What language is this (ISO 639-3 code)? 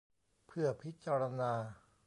tha